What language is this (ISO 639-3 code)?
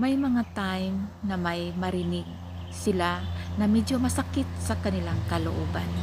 fil